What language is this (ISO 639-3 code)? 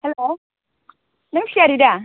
brx